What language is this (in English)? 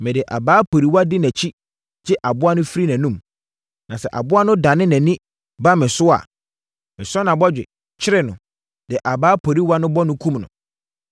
Akan